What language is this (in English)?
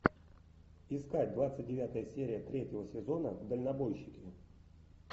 Russian